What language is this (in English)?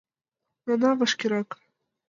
Mari